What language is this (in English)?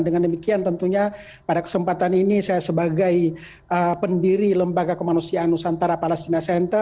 Indonesian